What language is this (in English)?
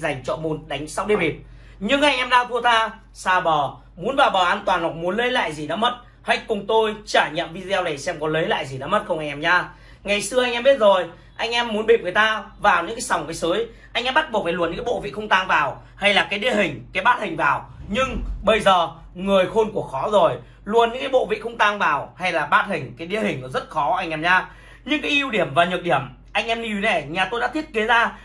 Vietnamese